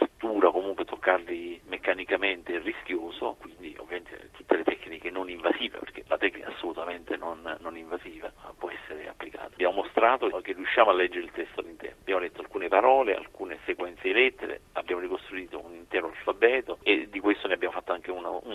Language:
Italian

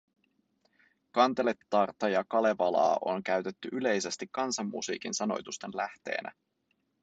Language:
Finnish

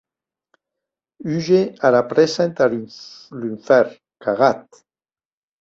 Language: Occitan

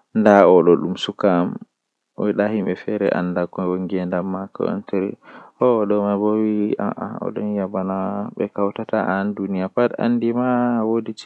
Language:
Western Niger Fulfulde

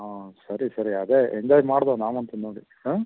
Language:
Kannada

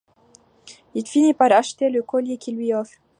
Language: French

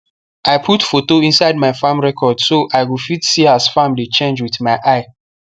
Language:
Nigerian Pidgin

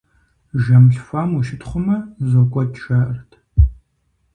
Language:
Kabardian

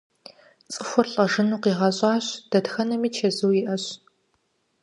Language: Kabardian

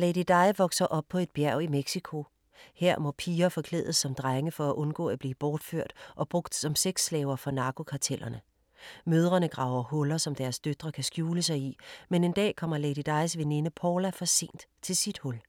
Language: Danish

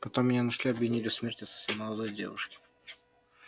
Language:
Russian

